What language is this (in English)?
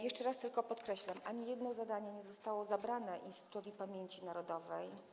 Polish